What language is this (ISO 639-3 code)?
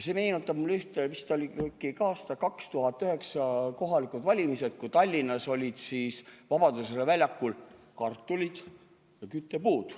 est